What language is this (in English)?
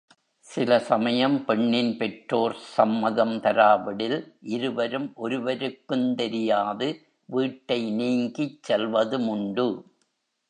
Tamil